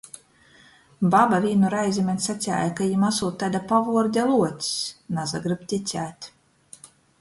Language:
Latgalian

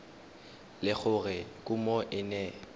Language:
Tswana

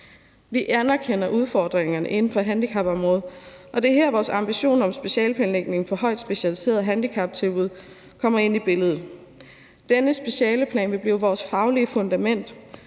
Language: Danish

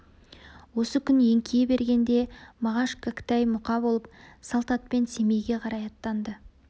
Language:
Kazakh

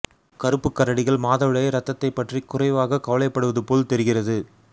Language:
Tamil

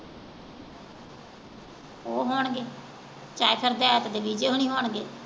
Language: Punjabi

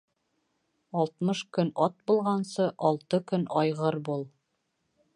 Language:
Bashkir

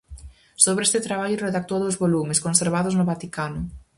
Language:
Galician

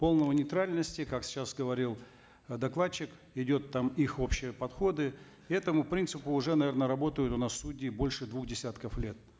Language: Kazakh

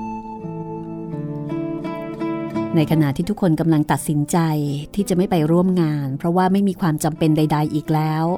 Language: Thai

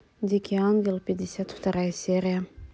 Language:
Russian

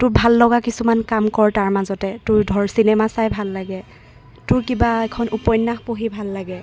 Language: Assamese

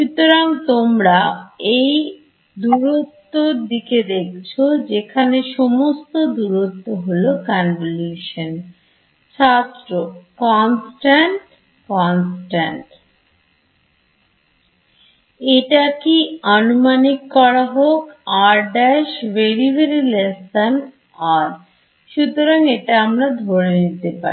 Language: Bangla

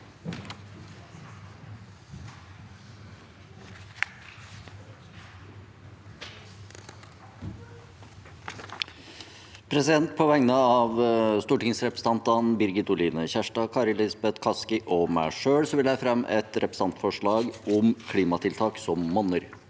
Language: Norwegian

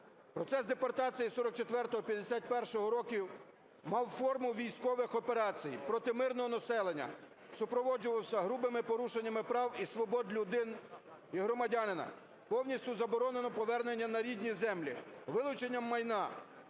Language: Ukrainian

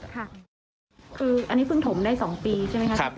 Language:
Thai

